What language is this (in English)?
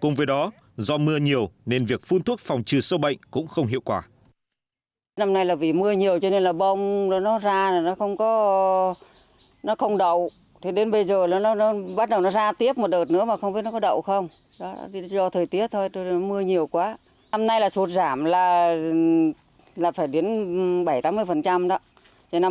Vietnamese